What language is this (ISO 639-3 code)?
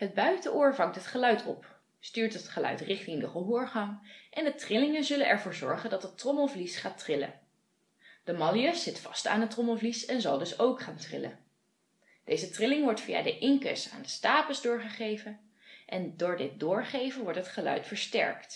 nld